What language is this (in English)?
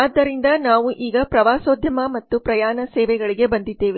Kannada